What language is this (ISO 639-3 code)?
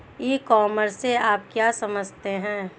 hin